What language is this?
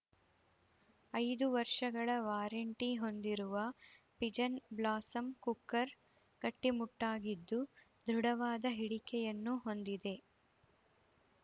Kannada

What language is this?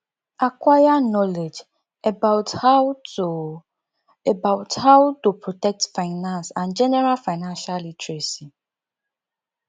Nigerian Pidgin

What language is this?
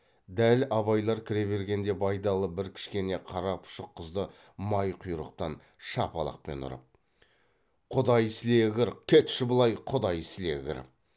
Kazakh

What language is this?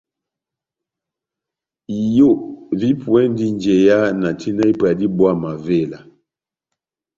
Batanga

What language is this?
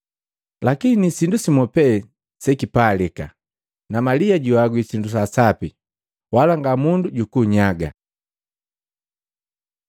Matengo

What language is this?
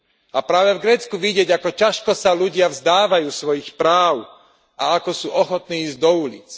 Slovak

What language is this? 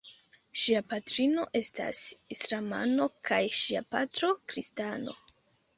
Esperanto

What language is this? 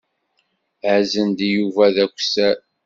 Kabyle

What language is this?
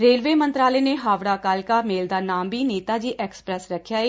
Punjabi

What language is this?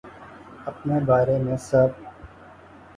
Urdu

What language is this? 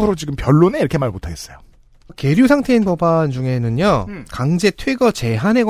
Korean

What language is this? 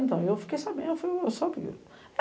Portuguese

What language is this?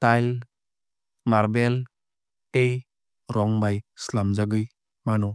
Kok Borok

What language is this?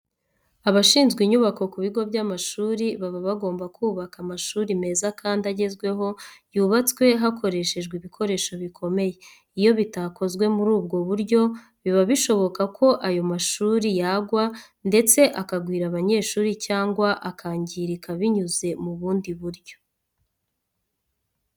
Kinyarwanda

